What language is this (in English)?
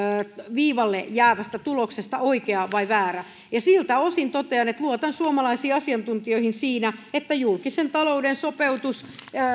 Finnish